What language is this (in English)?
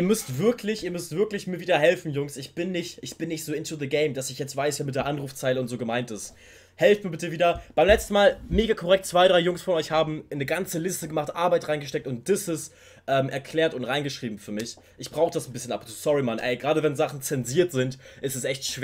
German